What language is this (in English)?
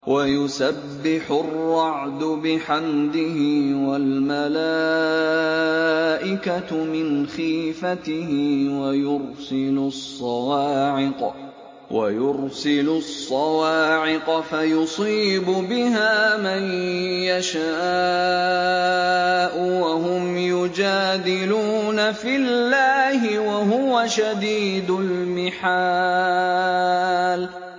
Arabic